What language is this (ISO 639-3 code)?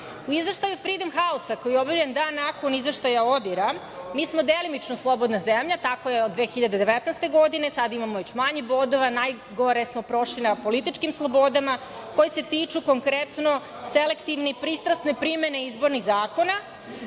srp